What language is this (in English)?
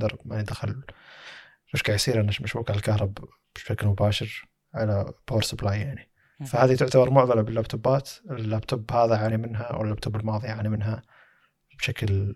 Arabic